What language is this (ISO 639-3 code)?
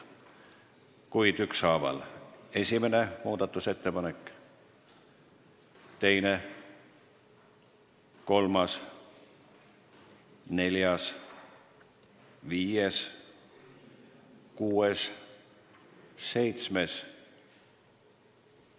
est